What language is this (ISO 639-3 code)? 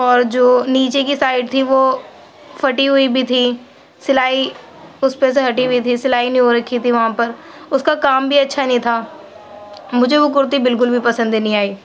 urd